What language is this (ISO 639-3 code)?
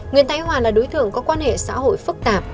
vie